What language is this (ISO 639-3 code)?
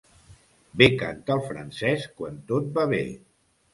cat